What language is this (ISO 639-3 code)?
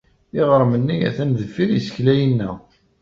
kab